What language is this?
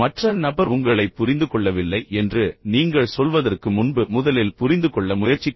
Tamil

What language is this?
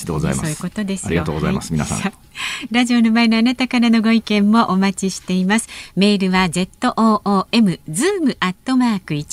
Japanese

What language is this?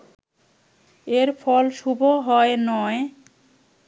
Bangla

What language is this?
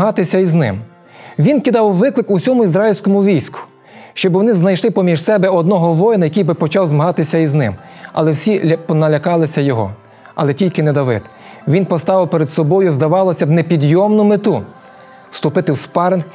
Ukrainian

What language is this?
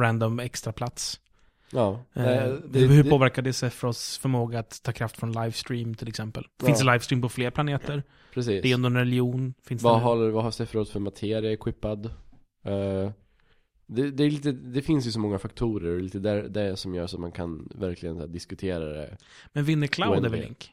Swedish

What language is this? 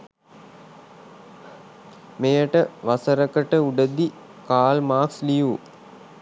Sinhala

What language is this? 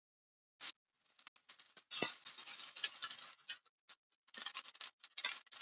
Icelandic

